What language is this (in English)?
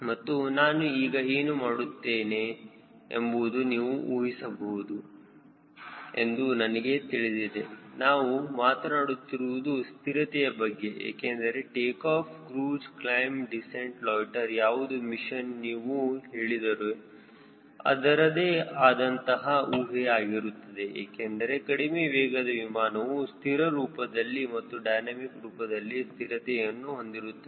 Kannada